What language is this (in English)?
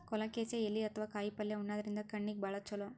Kannada